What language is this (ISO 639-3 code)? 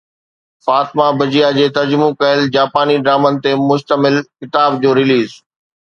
snd